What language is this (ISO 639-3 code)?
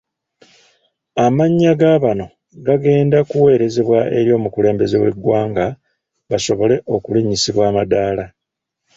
lug